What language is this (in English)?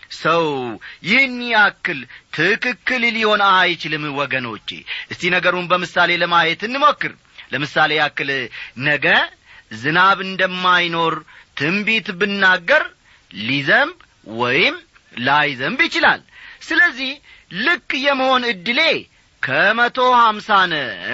Amharic